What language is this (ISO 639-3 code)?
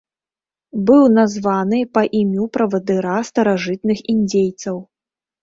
bel